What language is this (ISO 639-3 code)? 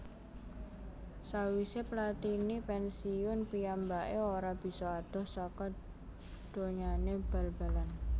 jav